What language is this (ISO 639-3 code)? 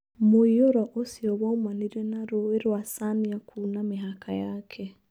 kik